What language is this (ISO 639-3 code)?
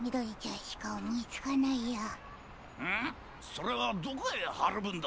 jpn